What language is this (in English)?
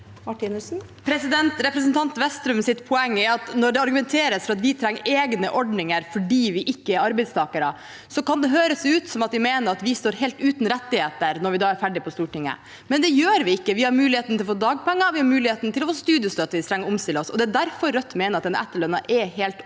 Norwegian